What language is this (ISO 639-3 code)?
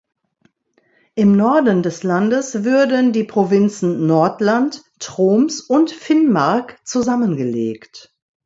deu